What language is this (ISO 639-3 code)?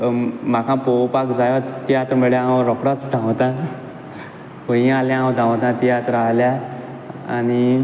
kok